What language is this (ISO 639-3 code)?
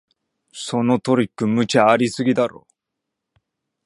jpn